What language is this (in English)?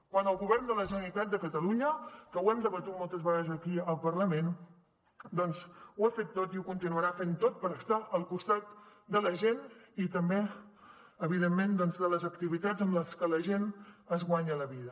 Catalan